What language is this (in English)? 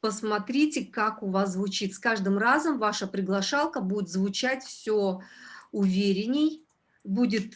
Russian